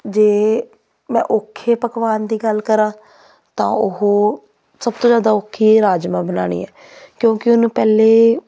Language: Punjabi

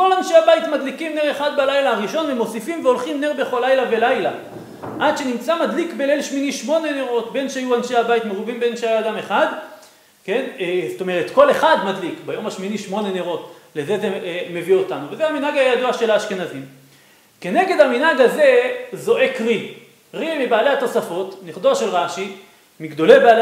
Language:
Hebrew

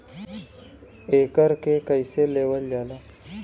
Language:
Bhojpuri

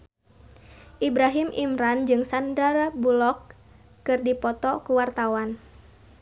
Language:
Sundanese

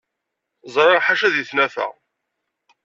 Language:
Kabyle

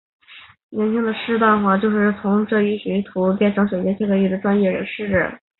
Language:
Chinese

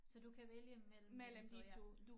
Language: Danish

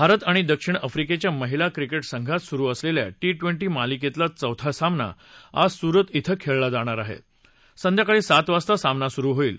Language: Marathi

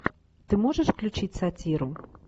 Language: Russian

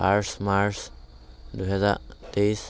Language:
Assamese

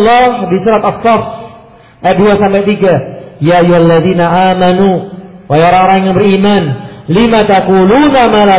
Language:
Indonesian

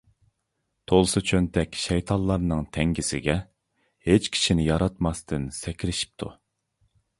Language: Uyghur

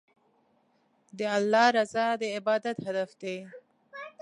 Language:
Pashto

